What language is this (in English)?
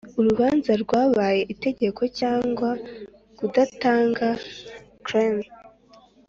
Kinyarwanda